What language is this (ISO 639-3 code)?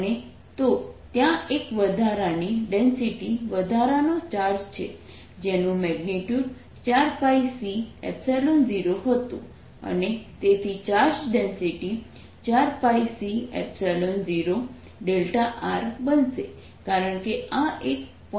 guj